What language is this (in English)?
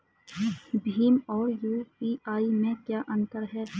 Hindi